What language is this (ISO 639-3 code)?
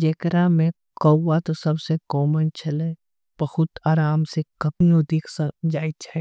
anp